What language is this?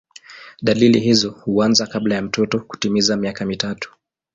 Swahili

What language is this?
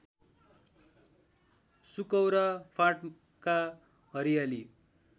Nepali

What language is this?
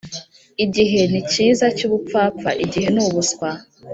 Kinyarwanda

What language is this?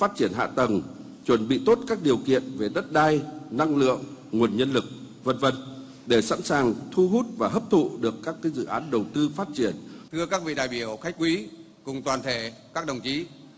Vietnamese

